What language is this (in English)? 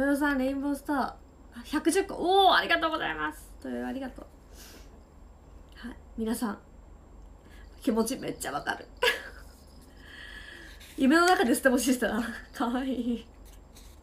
Japanese